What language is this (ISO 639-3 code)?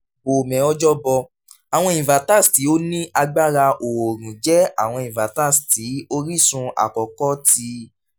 yor